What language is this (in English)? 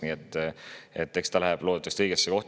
Estonian